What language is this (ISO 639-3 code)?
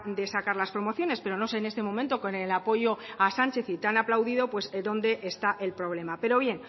spa